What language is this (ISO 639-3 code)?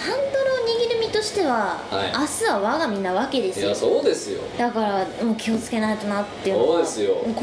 jpn